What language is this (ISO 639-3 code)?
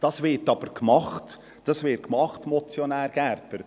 gsw